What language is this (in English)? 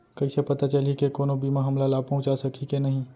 Chhattisgarhi